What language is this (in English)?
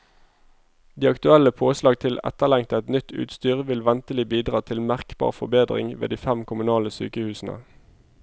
Norwegian